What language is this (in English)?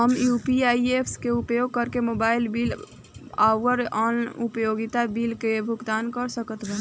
Bhojpuri